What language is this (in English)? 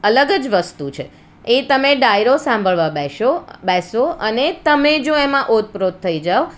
Gujarati